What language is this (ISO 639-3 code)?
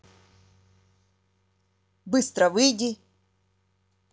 rus